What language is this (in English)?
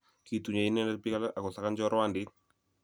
Kalenjin